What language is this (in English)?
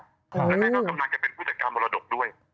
Thai